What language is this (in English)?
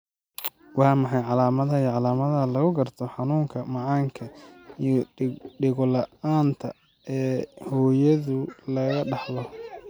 Somali